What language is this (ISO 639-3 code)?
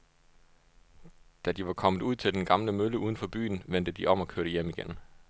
dan